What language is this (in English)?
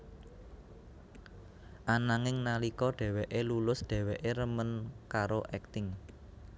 Javanese